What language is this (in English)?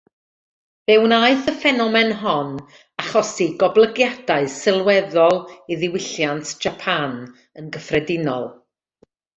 Welsh